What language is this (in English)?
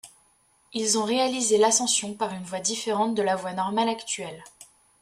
French